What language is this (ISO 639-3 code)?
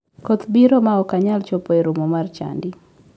luo